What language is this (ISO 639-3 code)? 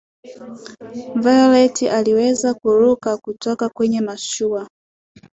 swa